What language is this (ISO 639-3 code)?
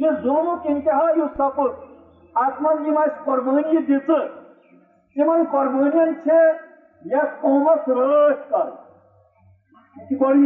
urd